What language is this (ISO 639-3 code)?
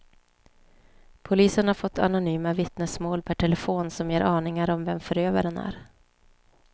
swe